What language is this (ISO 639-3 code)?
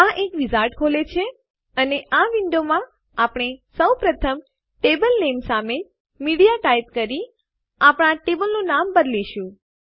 guj